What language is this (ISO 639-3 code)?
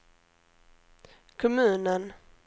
swe